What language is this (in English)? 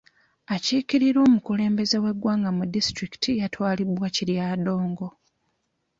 Ganda